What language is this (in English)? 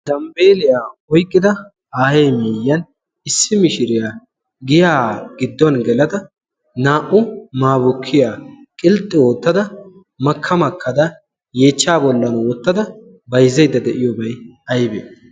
Wolaytta